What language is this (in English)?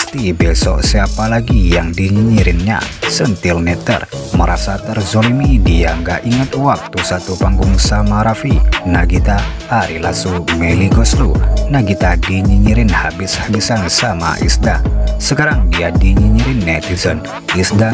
Indonesian